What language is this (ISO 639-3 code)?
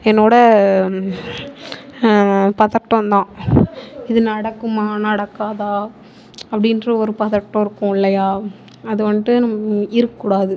tam